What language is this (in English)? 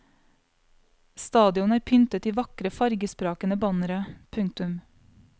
Norwegian